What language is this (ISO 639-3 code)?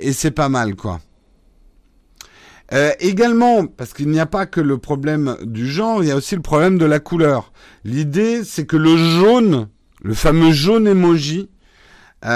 fra